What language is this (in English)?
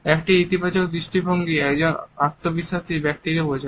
Bangla